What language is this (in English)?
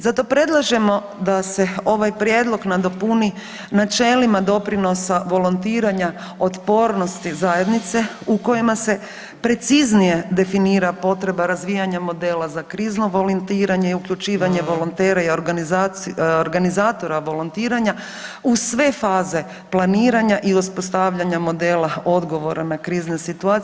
Croatian